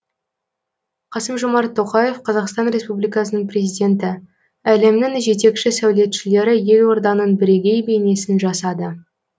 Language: Kazakh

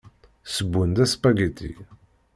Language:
Kabyle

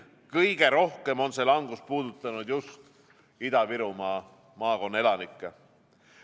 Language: Estonian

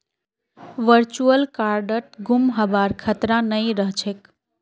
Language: Magahi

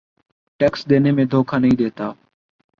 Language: Urdu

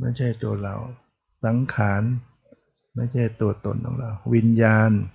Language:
Thai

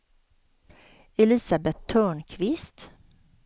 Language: Swedish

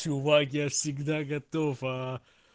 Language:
Russian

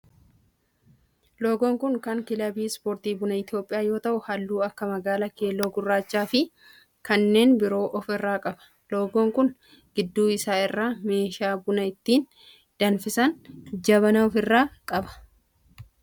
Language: Oromo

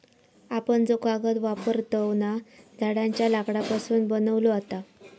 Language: Marathi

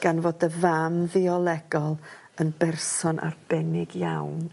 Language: Welsh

